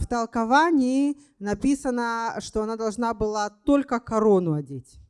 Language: Russian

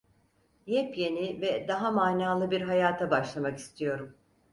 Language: Turkish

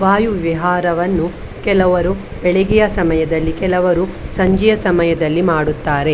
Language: Kannada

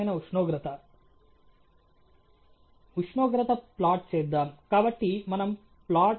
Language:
Telugu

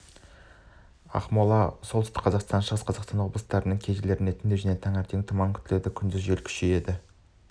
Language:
Kazakh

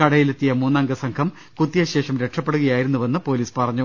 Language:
Malayalam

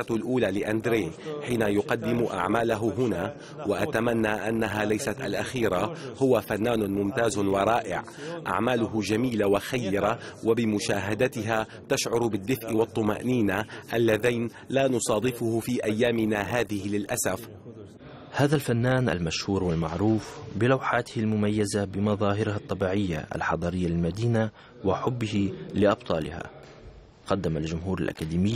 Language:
Arabic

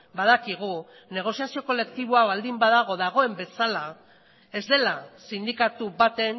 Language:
Basque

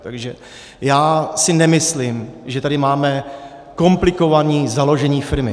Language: Czech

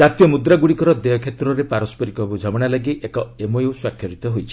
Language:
Odia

